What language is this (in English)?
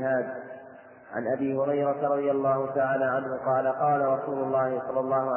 Arabic